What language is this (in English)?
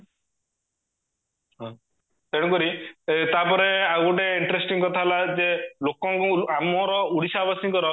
Odia